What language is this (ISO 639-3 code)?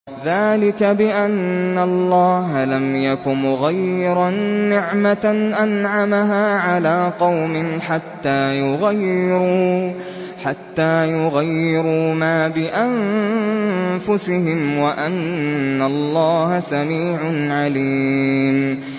ara